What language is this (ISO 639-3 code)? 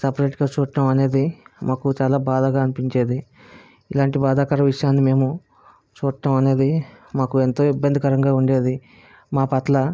tel